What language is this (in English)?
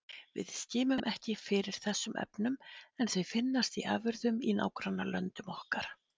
Icelandic